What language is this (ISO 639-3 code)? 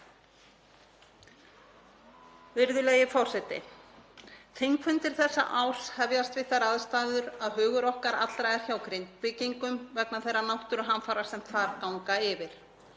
isl